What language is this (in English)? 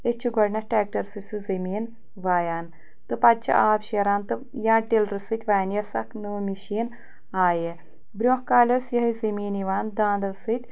Kashmiri